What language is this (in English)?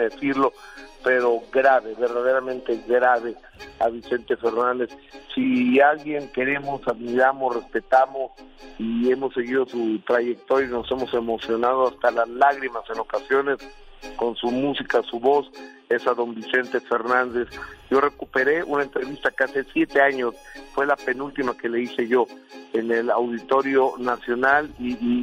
Spanish